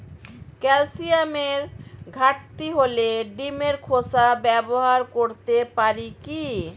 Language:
Bangla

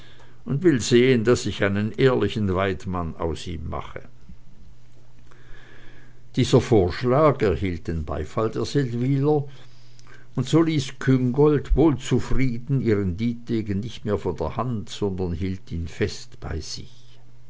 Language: German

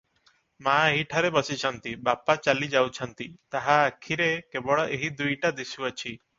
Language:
Odia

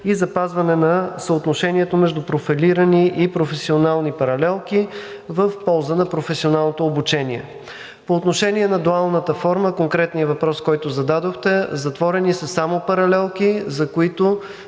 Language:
Bulgarian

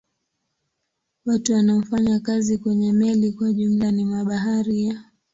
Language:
Swahili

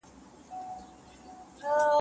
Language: Pashto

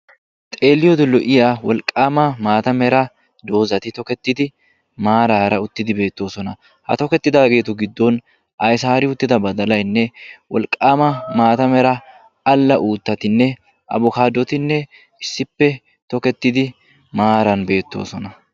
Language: Wolaytta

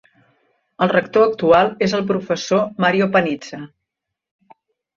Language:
Catalan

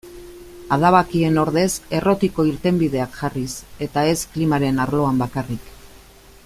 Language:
Basque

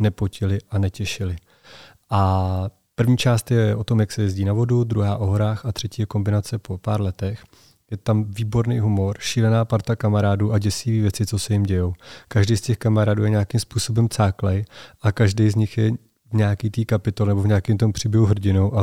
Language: Czech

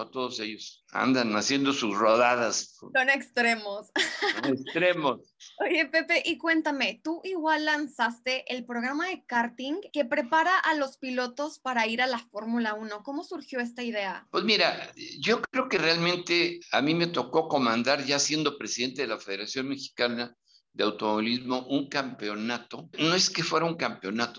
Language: Spanish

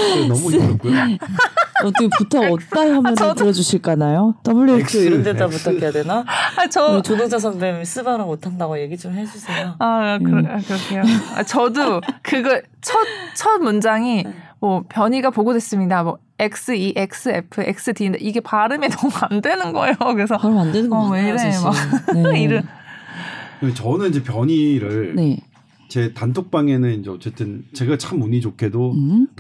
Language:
Korean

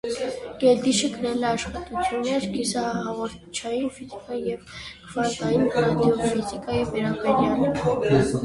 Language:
Armenian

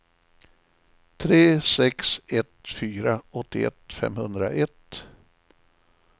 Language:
Swedish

